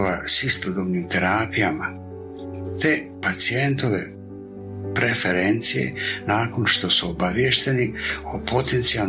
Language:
Croatian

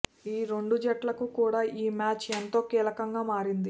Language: Telugu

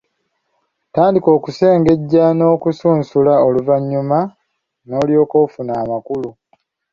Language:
Ganda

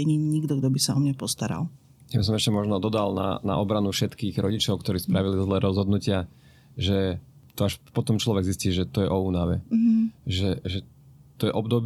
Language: Slovak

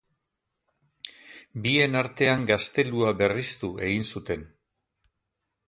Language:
Basque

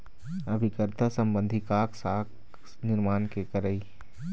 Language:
Chhattisgarhi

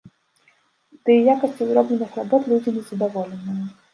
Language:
Belarusian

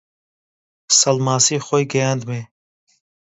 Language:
Central Kurdish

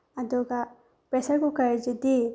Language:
Manipuri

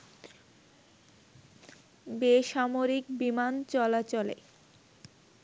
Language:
Bangla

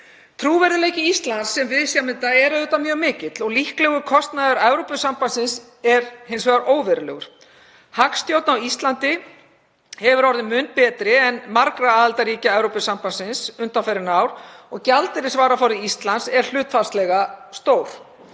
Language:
Icelandic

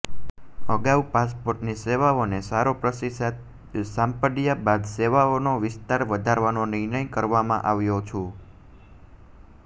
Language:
Gujarati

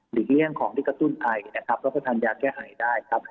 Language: Thai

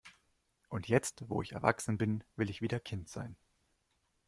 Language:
German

